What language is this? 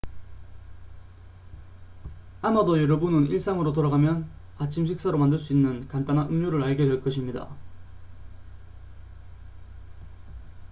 Korean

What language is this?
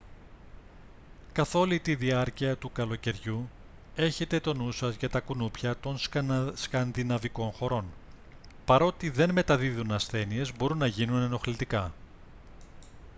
Greek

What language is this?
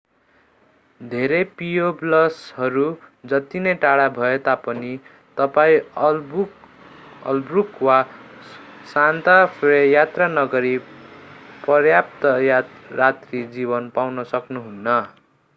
Nepali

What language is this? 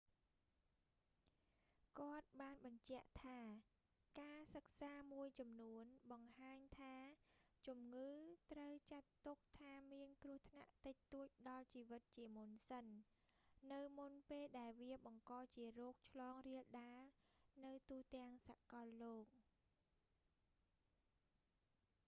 Khmer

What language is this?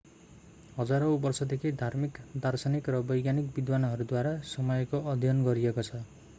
Nepali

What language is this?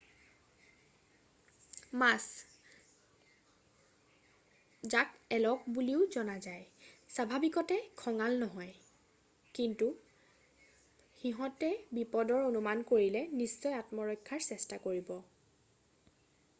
Assamese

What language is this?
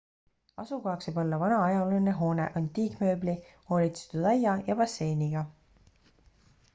Estonian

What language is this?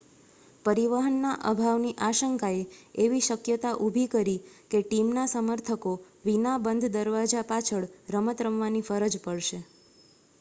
Gujarati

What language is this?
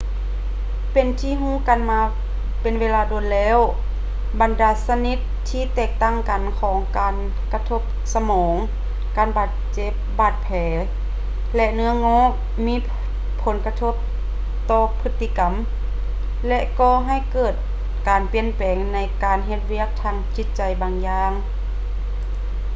Lao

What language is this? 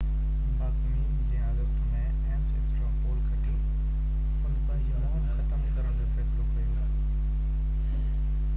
Sindhi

